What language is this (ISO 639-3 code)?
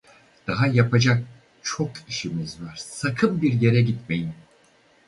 tur